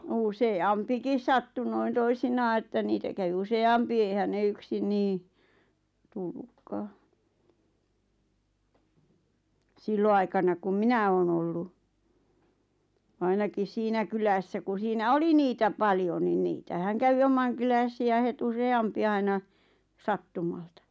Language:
Finnish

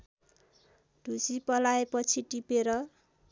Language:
Nepali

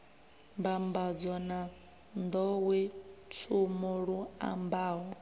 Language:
Venda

